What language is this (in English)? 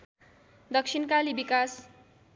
Nepali